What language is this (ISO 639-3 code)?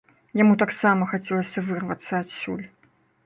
bel